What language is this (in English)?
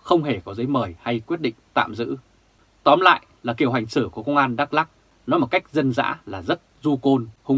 Vietnamese